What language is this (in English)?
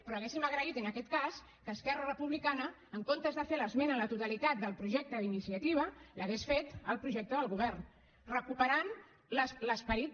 Catalan